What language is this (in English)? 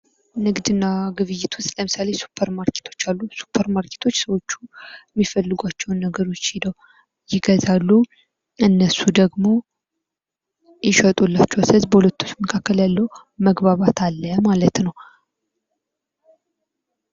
Amharic